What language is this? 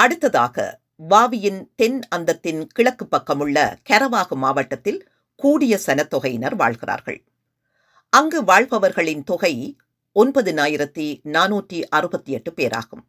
Tamil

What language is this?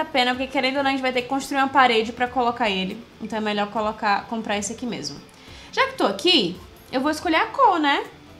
Portuguese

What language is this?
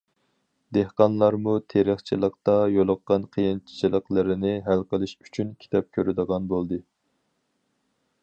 Uyghur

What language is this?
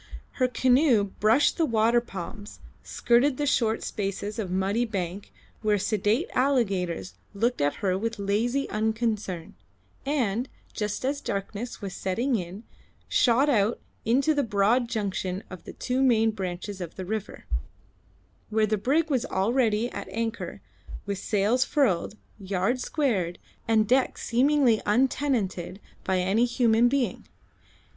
English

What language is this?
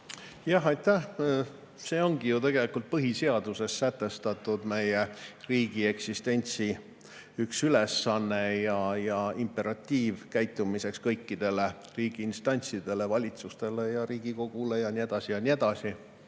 Estonian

